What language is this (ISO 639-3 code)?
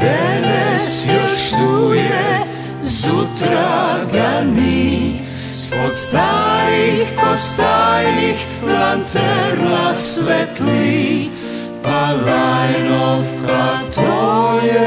ron